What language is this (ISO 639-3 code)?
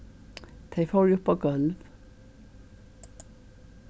fao